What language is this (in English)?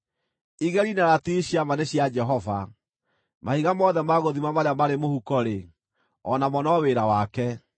Kikuyu